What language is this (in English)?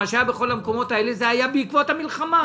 Hebrew